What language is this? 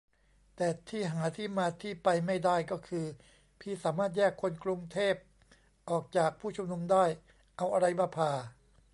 Thai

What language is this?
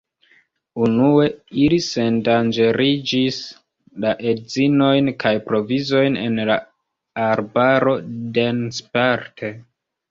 Esperanto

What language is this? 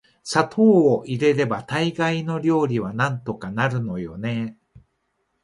Japanese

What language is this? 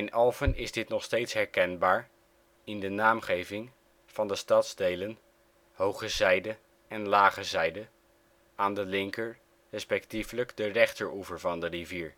Dutch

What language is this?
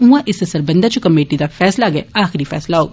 Dogri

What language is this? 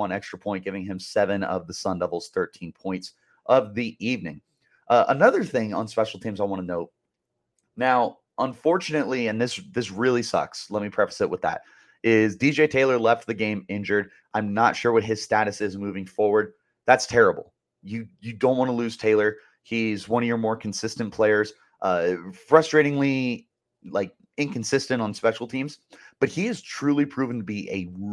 English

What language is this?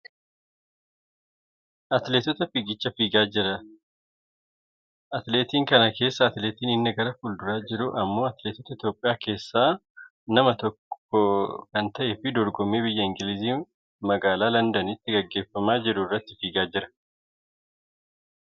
Oromo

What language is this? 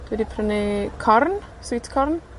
Welsh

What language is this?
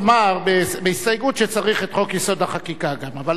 Hebrew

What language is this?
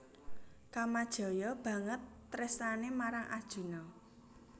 Javanese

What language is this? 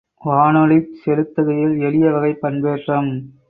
Tamil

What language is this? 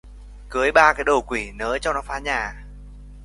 Vietnamese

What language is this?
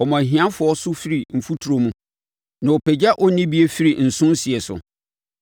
Akan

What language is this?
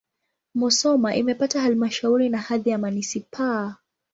Swahili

